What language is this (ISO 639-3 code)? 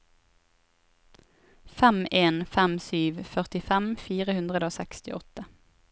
nor